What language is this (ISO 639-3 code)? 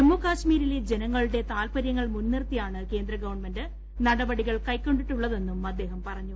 mal